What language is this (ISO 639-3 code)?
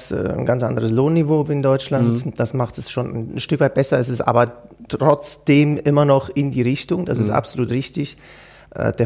deu